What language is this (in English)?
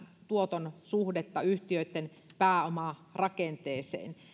Finnish